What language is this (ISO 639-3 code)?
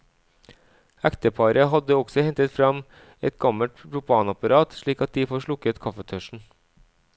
nor